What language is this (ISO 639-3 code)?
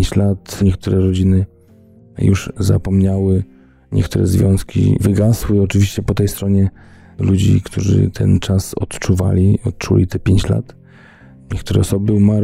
pol